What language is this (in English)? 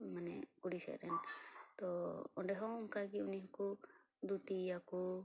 Santali